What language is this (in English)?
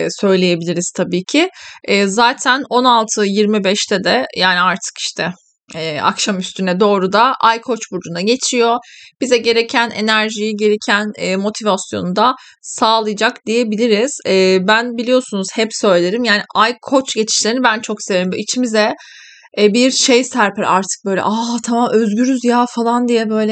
Turkish